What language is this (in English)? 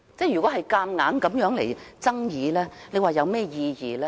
Cantonese